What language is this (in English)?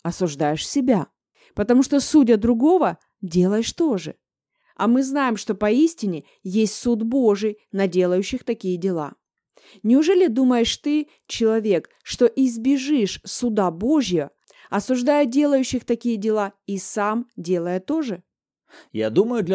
Russian